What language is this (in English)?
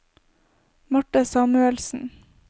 Norwegian